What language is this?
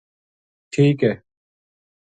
Gujari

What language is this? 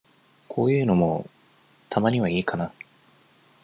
Japanese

